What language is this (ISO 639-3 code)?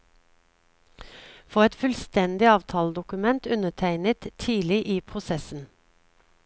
nor